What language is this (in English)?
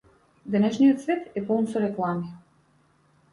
Macedonian